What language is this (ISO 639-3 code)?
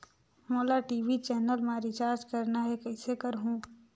hne